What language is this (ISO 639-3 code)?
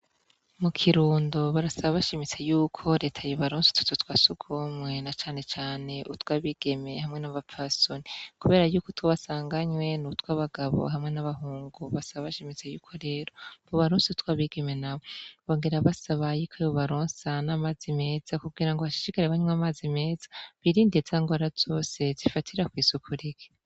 run